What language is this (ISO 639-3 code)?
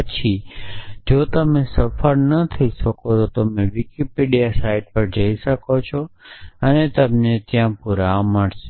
guj